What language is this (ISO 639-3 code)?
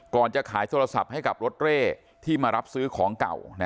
tha